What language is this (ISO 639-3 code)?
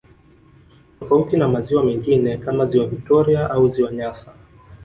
swa